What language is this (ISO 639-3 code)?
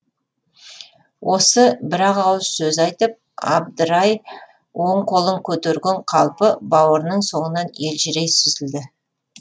kaz